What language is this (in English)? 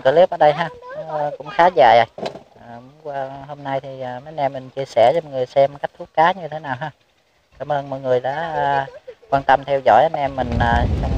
Vietnamese